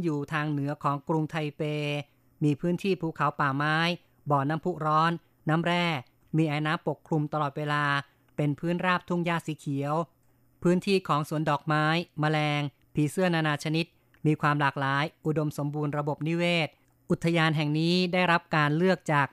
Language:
Thai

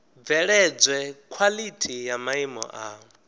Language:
Venda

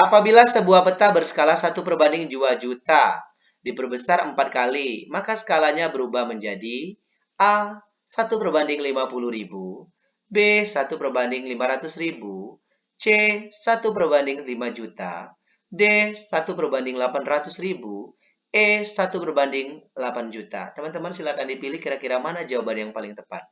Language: Indonesian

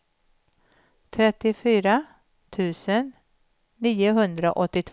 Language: Swedish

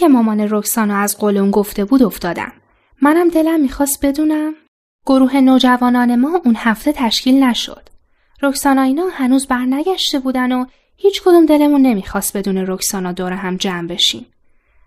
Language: Persian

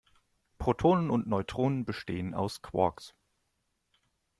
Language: German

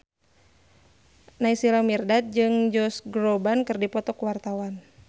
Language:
Sundanese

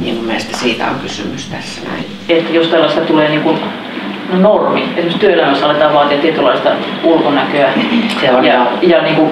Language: Finnish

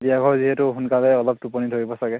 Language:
Assamese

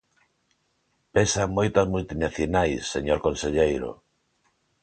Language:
Galician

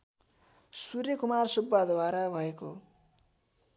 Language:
Nepali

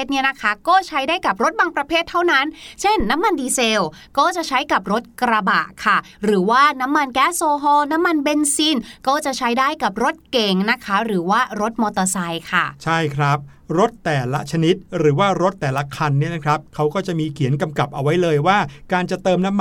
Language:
Thai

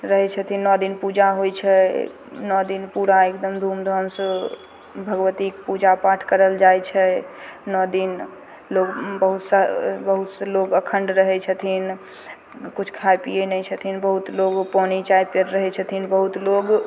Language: Maithili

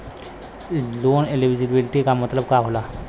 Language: Bhojpuri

